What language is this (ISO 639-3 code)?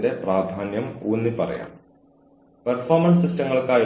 mal